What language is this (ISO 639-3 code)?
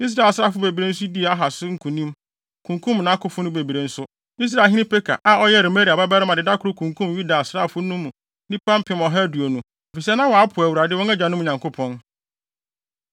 aka